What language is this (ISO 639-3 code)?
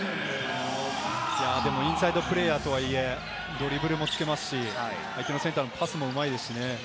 jpn